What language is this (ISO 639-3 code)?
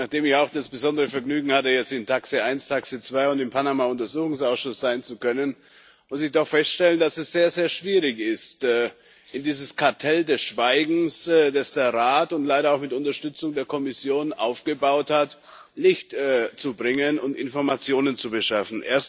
deu